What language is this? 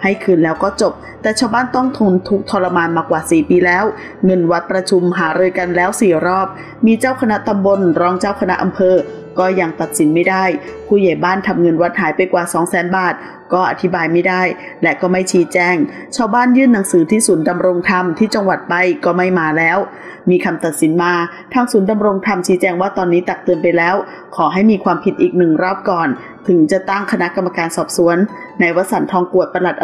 Thai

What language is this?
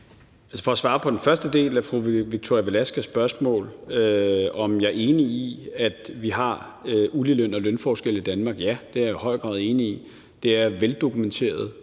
Danish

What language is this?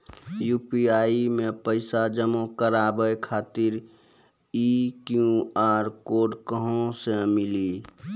Maithili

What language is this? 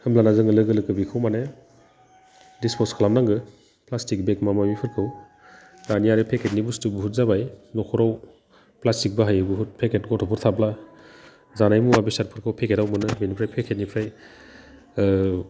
Bodo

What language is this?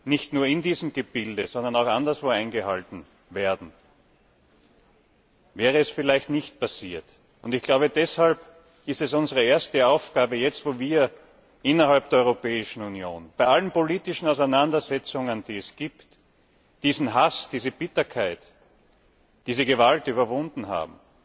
German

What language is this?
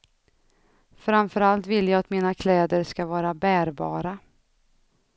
Swedish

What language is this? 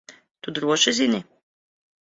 Latvian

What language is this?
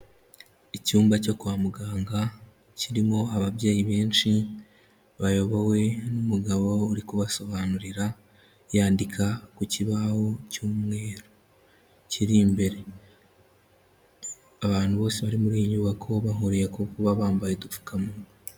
Kinyarwanda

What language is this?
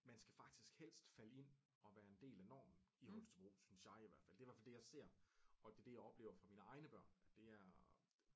Danish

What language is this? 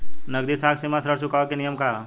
Bhojpuri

